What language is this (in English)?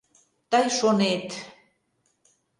Mari